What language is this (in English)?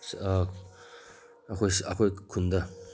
Manipuri